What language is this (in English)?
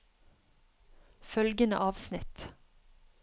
Norwegian